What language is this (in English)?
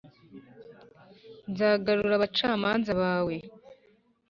Kinyarwanda